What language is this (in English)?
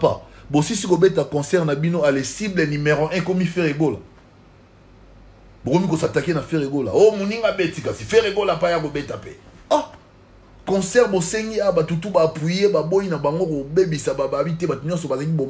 French